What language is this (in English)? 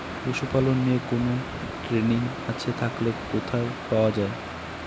Bangla